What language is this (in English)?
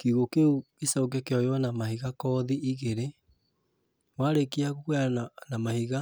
Kikuyu